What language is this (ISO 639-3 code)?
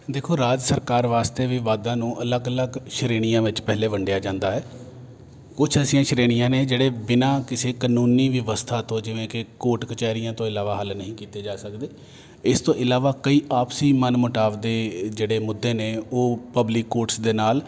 pan